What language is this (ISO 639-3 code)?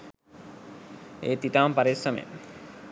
sin